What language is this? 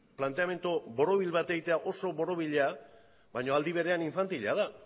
Basque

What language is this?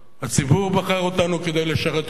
Hebrew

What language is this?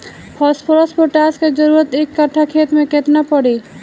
Bhojpuri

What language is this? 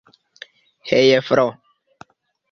Esperanto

